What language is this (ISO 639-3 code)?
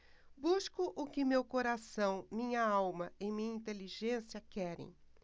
por